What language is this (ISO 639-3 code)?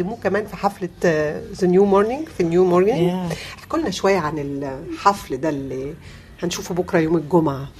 ara